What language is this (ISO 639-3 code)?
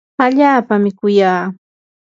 qur